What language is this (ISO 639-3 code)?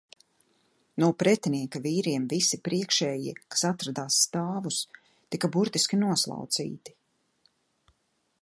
lav